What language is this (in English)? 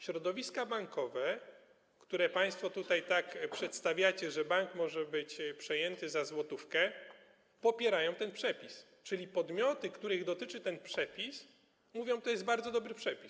Polish